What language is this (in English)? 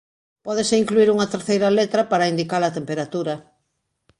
Galician